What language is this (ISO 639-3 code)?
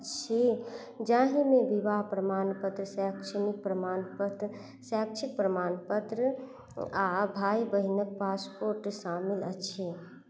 mai